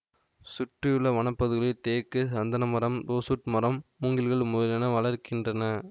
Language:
Tamil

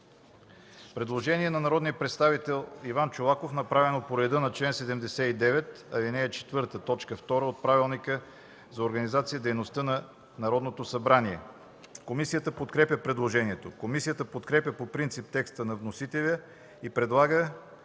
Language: Bulgarian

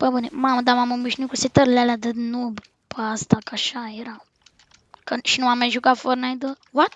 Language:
Romanian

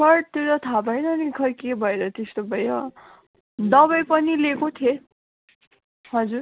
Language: Nepali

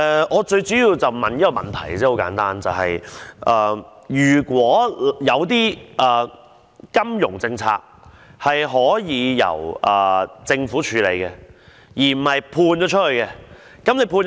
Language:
Cantonese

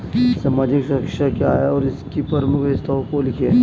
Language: Hindi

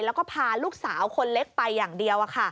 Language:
Thai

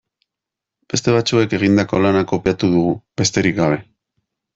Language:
Basque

